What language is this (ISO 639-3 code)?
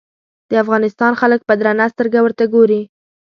pus